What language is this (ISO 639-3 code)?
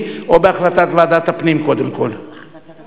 heb